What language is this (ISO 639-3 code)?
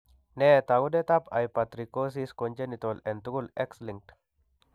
kln